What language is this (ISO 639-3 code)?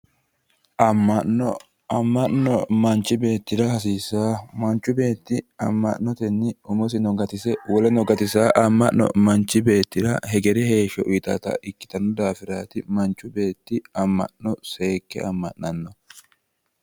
sid